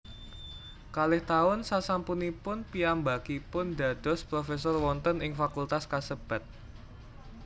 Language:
Javanese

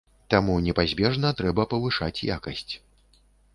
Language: Belarusian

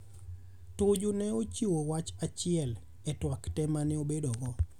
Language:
Luo (Kenya and Tanzania)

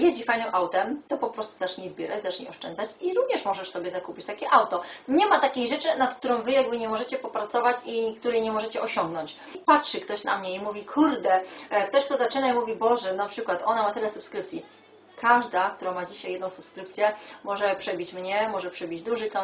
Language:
Polish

